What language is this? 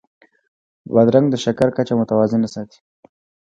Pashto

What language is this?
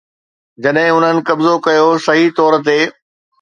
Sindhi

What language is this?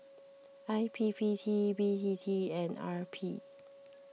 English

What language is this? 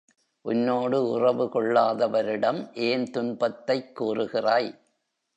Tamil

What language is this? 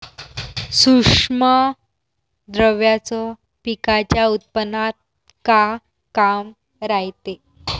Marathi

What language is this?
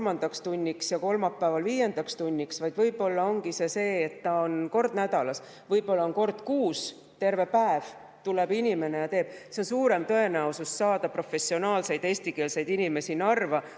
Estonian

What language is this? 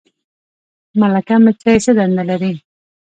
Pashto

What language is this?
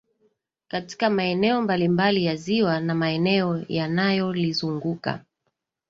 Swahili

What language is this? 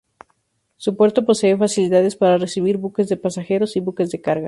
Spanish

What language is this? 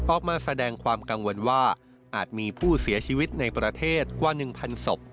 Thai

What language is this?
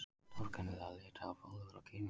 Icelandic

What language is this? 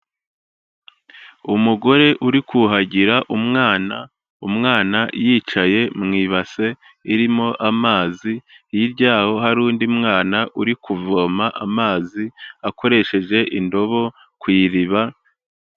Kinyarwanda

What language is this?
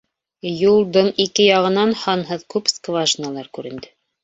Bashkir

